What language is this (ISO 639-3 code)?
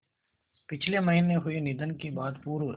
hin